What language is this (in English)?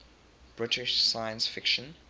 English